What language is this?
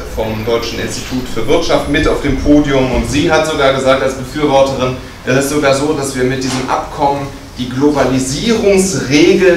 German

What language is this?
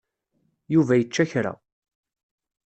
Kabyle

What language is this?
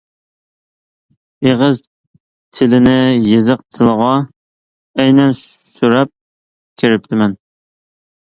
Uyghur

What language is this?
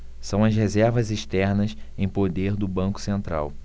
Portuguese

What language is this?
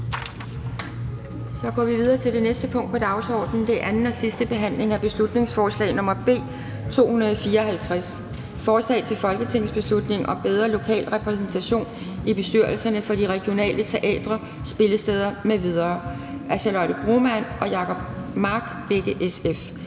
Danish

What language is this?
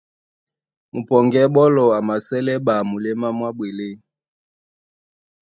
Duala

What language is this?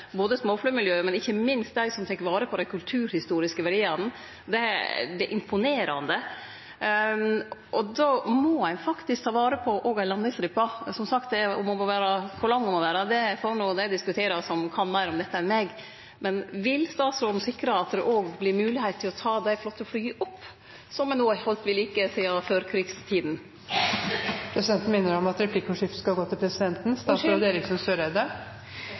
Norwegian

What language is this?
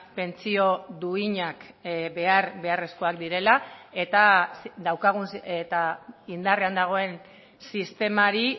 Basque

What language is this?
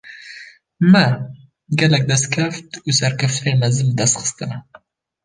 Kurdish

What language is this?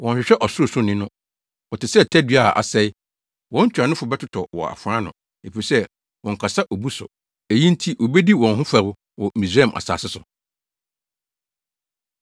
Akan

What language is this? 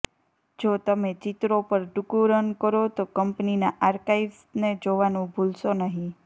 Gujarati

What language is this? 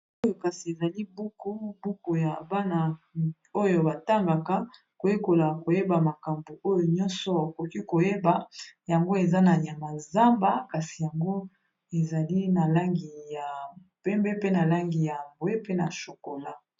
Lingala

